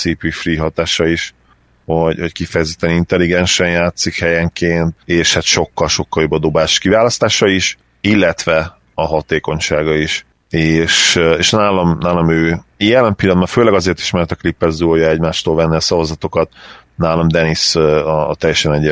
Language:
Hungarian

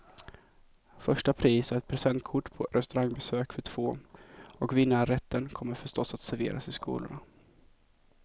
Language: Swedish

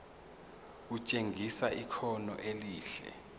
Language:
Zulu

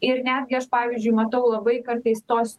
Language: Lithuanian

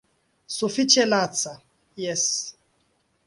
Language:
Esperanto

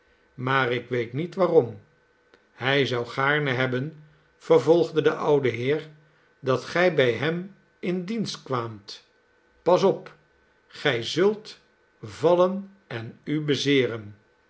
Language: Dutch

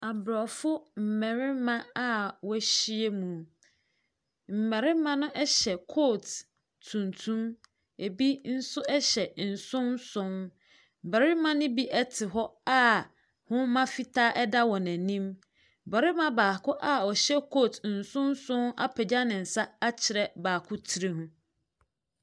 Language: Akan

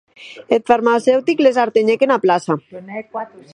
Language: Occitan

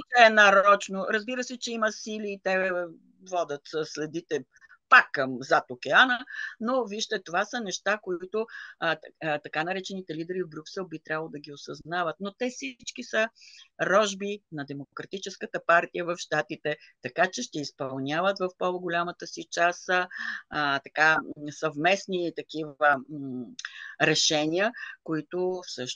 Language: Bulgarian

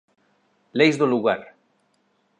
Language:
Galician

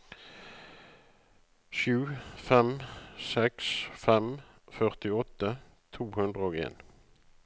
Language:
Norwegian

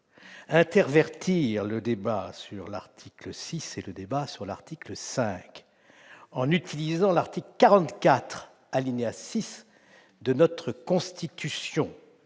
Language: French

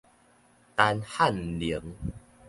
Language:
Min Nan Chinese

